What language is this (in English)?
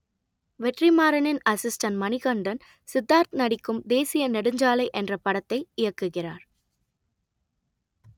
Tamil